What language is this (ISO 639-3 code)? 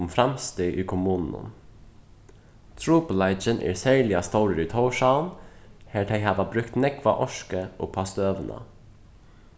fao